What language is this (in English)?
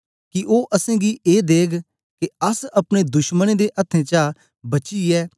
Dogri